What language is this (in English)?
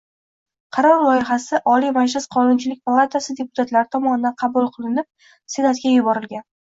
Uzbek